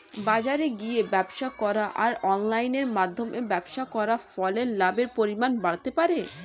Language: Bangla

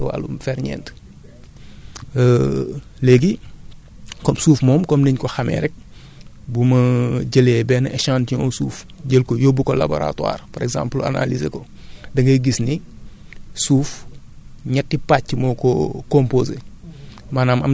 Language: Wolof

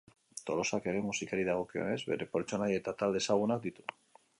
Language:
Basque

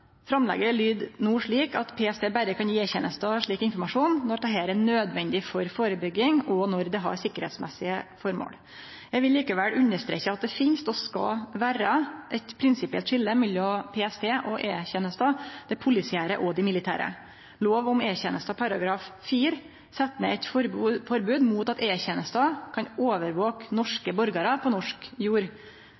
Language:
Norwegian Nynorsk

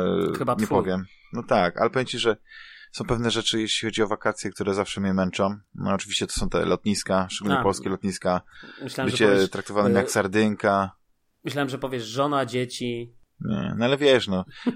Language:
Polish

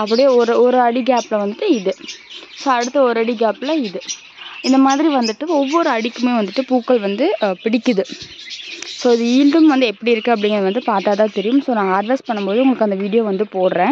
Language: Tamil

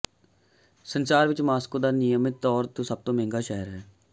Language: Punjabi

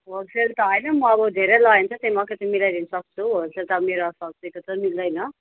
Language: Nepali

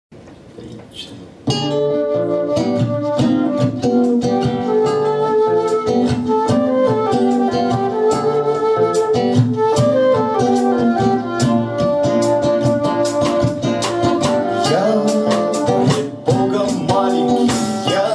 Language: Ukrainian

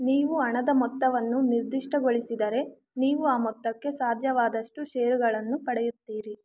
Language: Kannada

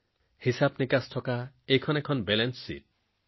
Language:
Assamese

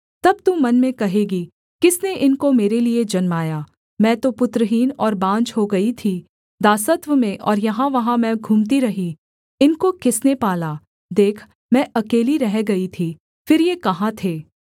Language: Hindi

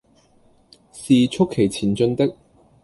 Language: Cantonese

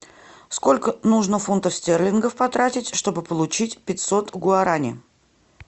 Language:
Russian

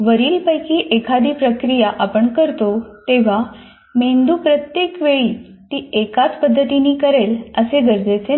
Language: Marathi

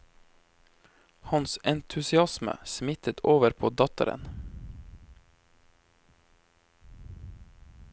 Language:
Norwegian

